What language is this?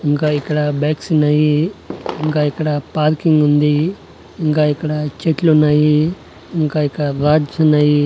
Telugu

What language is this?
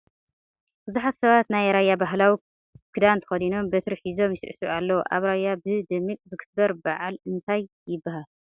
Tigrinya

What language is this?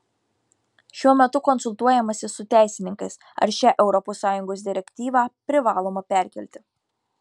Lithuanian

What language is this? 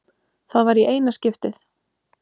Icelandic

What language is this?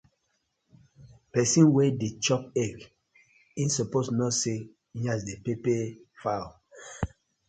Nigerian Pidgin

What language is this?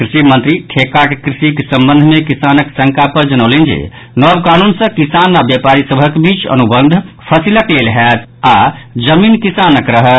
Maithili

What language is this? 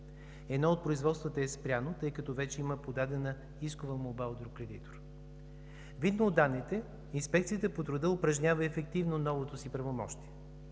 Bulgarian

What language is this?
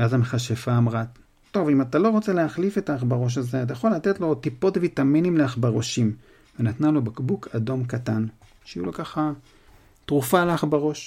Hebrew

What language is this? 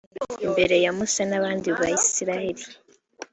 Kinyarwanda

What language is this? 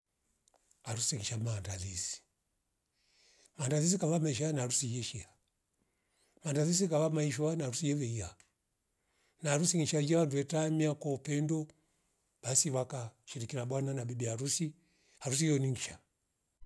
Rombo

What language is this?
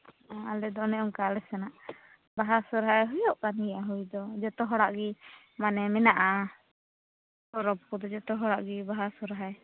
Santali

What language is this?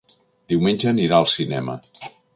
Catalan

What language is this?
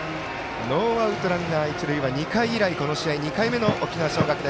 Japanese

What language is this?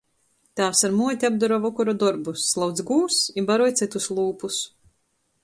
Latgalian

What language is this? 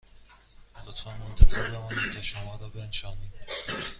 Persian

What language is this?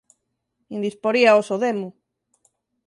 Galician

